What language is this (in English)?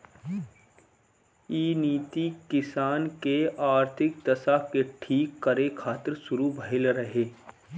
Bhojpuri